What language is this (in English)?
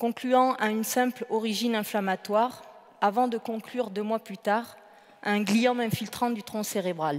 French